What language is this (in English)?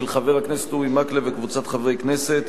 Hebrew